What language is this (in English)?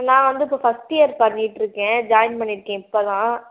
Tamil